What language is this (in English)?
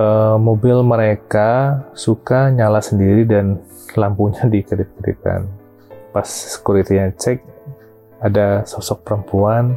Indonesian